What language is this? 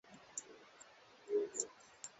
Swahili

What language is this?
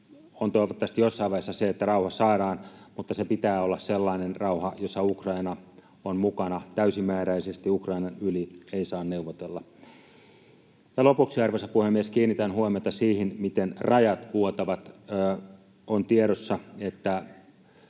Finnish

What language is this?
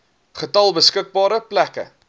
Afrikaans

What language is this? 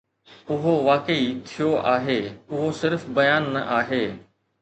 Sindhi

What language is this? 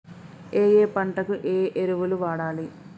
Telugu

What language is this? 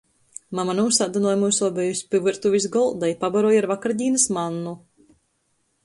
Latgalian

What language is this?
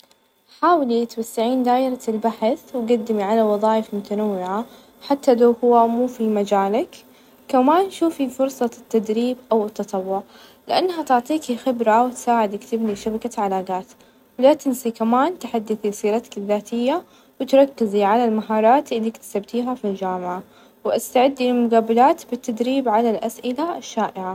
Najdi Arabic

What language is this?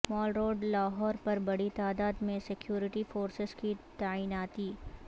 Urdu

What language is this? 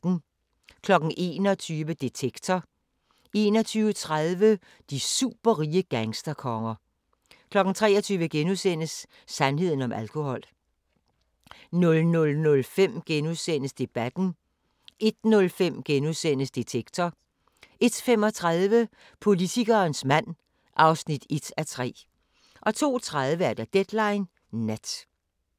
Danish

